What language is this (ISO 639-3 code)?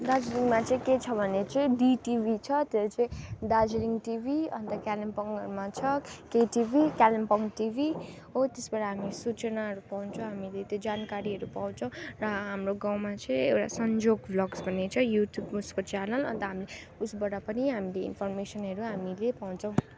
nep